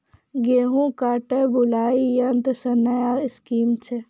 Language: Maithili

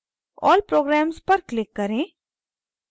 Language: Hindi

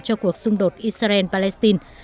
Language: Vietnamese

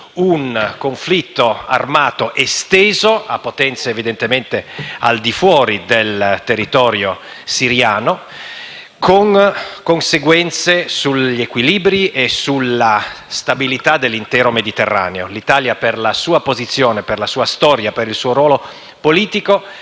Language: Italian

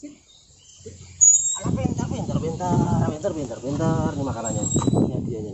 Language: Indonesian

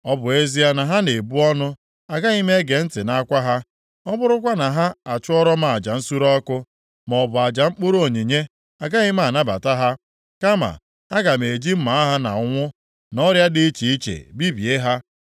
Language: Igbo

